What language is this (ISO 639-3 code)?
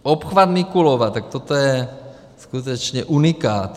ces